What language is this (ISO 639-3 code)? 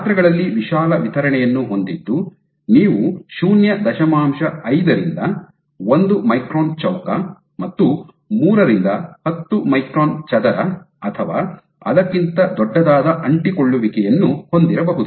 kan